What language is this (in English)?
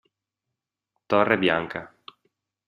Italian